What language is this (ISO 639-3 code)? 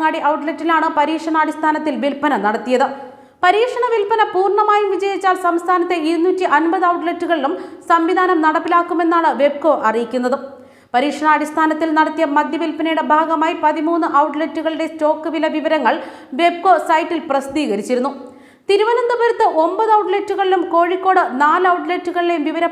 ron